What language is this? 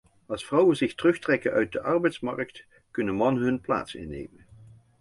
Dutch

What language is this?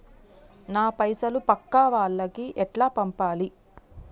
Telugu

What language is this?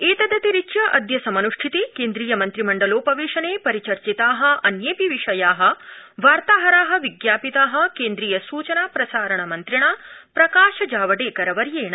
Sanskrit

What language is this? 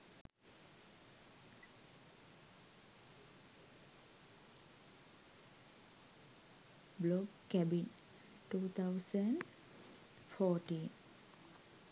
Sinhala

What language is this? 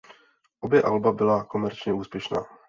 Czech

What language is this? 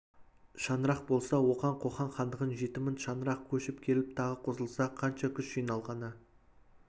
Kazakh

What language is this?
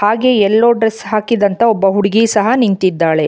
Kannada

